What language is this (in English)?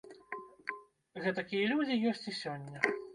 Belarusian